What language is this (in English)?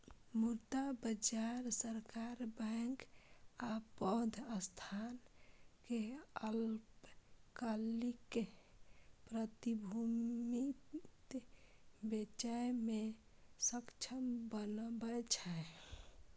Maithili